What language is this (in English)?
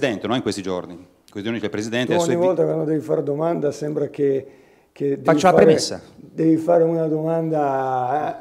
Italian